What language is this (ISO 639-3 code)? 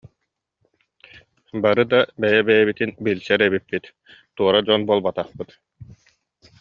sah